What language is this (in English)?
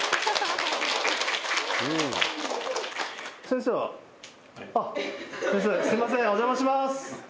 Japanese